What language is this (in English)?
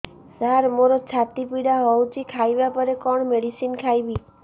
Odia